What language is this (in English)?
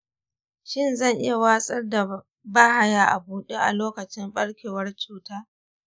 Hausa